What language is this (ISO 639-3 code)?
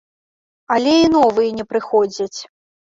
bel